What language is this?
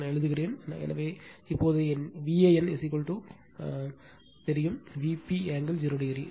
Tamil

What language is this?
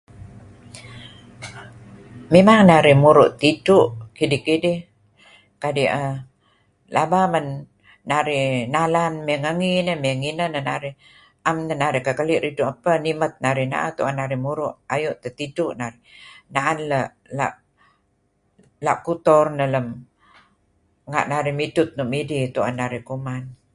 Kelabit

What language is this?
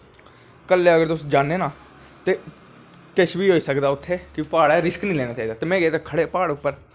Dogri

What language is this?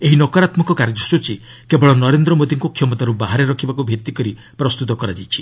Odia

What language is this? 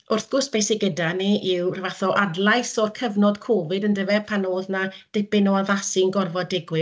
Welsh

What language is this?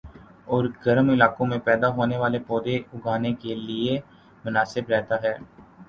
Urdu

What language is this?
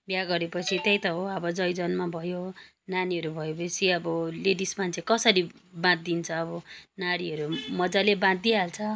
Nepali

